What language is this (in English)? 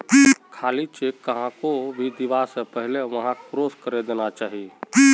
Magahi